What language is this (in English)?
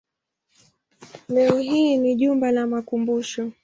Swahili